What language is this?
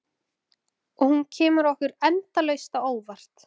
Icelandic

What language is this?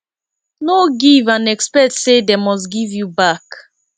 Nigerian Pidgin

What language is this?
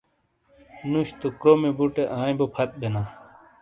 Shina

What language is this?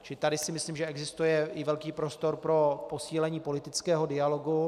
Czech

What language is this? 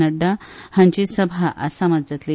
Konkani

